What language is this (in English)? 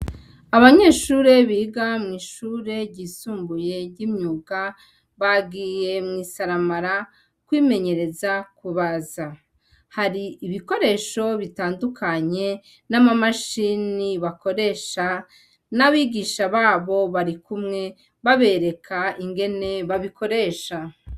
Rundi